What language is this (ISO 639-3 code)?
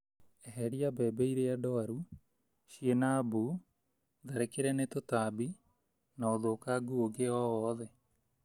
kik